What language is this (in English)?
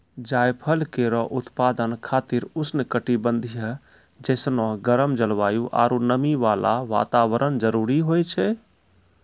Maithili